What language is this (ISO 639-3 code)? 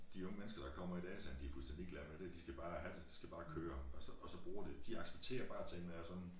dan